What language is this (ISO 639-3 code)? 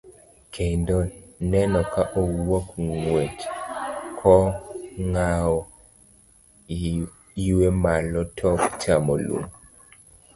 luo